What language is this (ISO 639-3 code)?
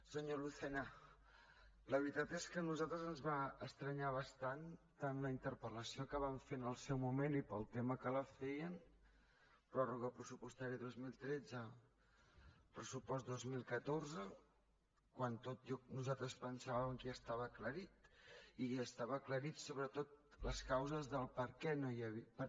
cat